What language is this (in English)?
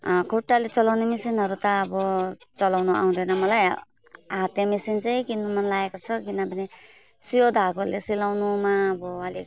Nepali